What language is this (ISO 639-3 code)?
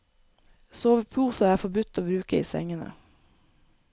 nor